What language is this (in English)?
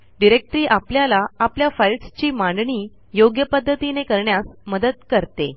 Marathi